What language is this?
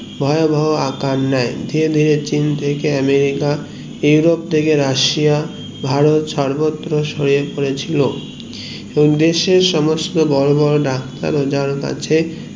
Bangla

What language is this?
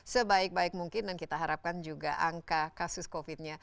Indonesian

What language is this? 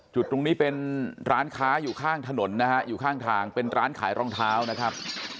Thai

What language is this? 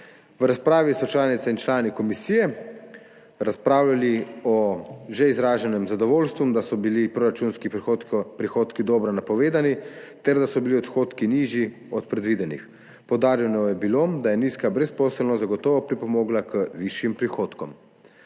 Slovenian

